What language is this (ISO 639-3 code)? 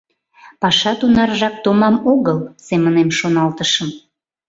chm